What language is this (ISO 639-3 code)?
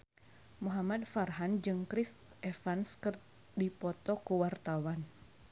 sun